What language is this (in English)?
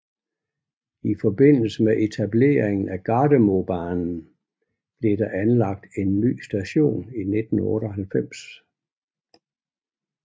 Danish